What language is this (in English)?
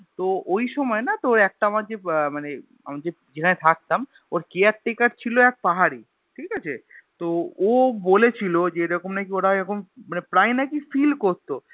Bangla